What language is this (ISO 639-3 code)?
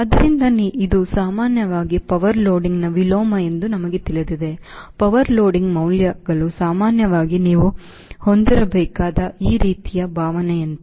kan